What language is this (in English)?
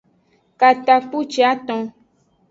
Aja (Benin)